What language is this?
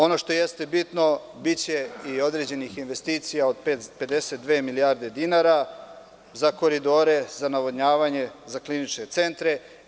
Serbian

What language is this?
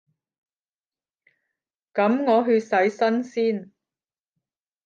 Cantonese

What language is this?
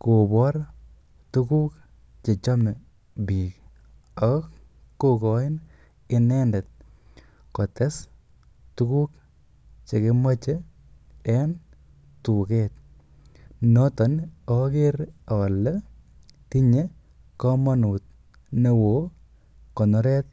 Kalenjin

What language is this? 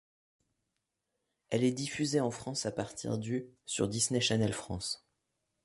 French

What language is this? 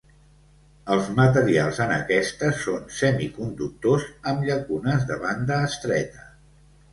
Catalan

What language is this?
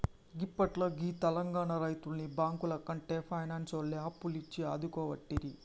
Telugu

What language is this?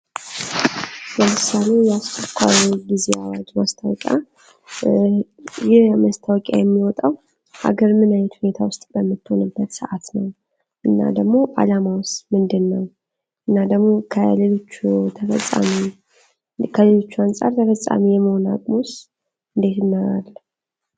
Amharic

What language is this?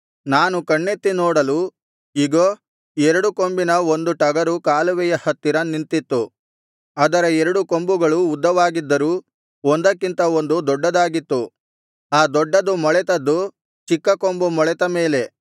Kannada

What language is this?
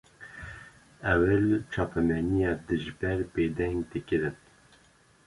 Kurdish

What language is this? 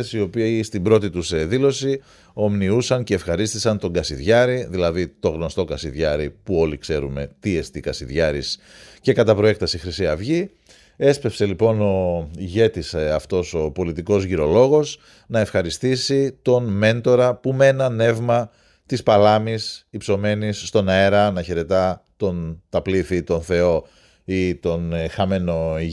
Greek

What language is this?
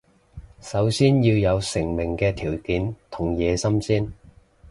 Cantonese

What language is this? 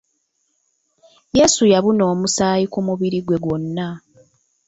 Ganda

